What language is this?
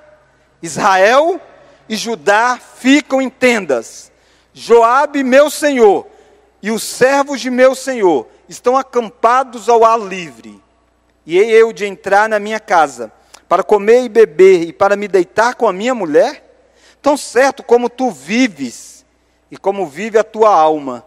Portuguese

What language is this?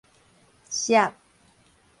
Min Nan Chinese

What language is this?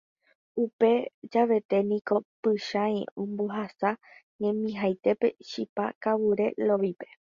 Guarani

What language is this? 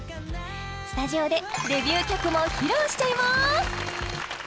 Japanese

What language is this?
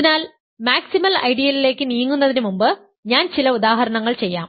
Malayalam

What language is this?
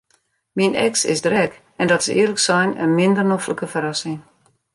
Western Frisian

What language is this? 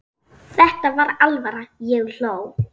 Icelandic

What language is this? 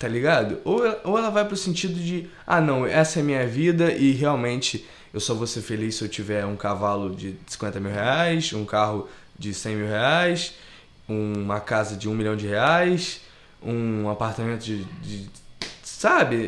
Portuguese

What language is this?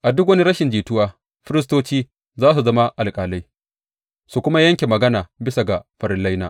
Hausa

